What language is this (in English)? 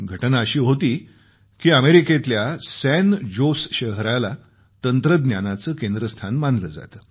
Marathi